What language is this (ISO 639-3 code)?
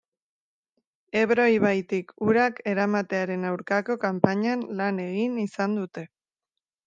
eus